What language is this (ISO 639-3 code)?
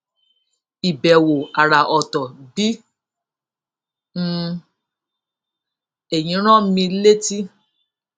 yor